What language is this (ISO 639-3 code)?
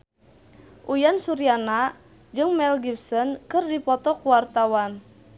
sun